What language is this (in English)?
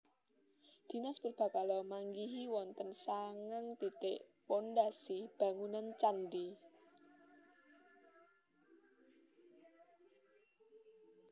Javanese